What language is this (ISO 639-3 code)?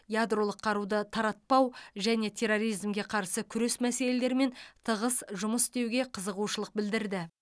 kaz